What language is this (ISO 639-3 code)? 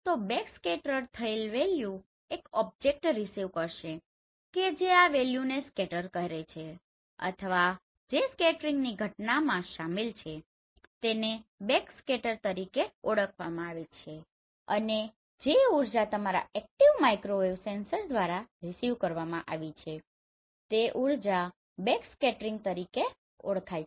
guj